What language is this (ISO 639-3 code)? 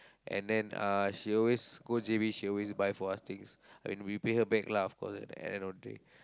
eng